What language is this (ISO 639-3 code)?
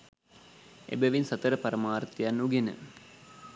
sin